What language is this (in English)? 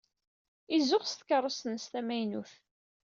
Kabyle